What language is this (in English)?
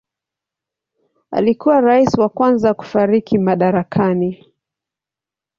Swahili